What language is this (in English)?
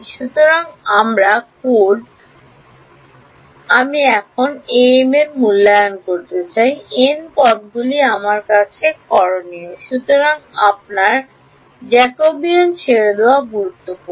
Bangla